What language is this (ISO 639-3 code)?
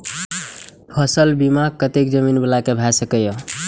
mai